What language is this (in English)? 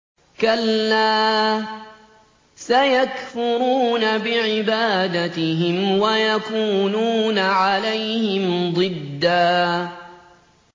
Arabic